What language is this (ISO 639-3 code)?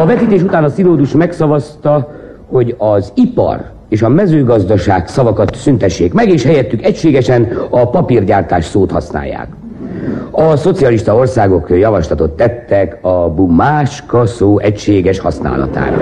hun